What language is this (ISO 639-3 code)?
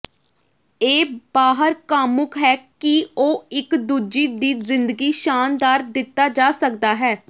pan